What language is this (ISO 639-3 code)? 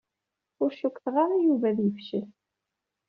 kab